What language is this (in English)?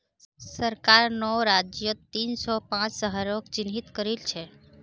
Magahi